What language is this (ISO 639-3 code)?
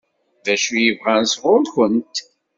kab